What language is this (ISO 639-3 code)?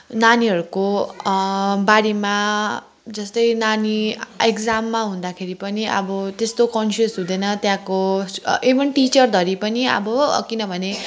nep